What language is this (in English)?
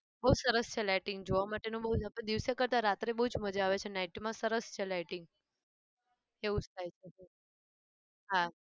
Gujarati